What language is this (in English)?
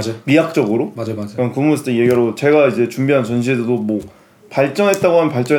Korean